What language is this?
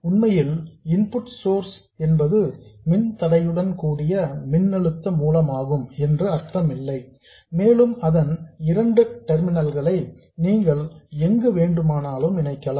Tamil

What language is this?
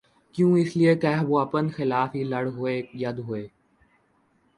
Urdu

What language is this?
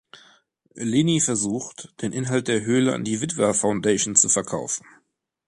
German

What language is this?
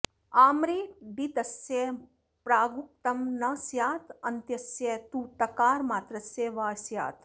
Sanskrit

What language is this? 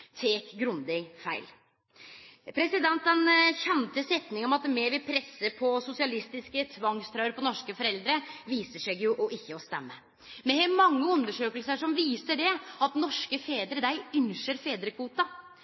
Norwegian Nynorsk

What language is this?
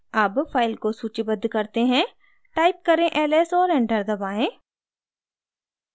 Hindi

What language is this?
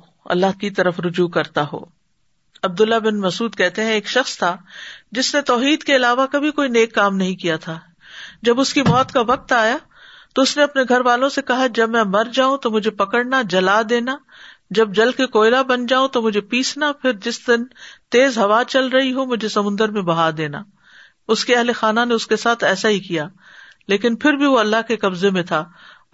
Urdu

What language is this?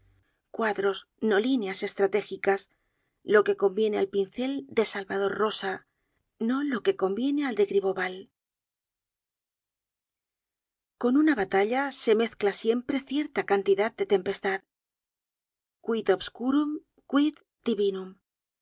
Spanish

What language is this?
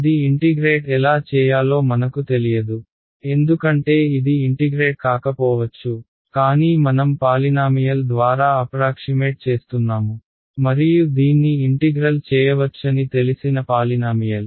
Telugu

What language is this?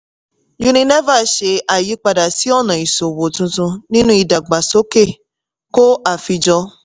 Yoruba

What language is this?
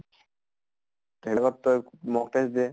Assamese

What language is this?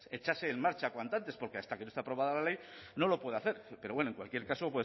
Spanish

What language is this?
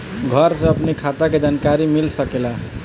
Bhojpuri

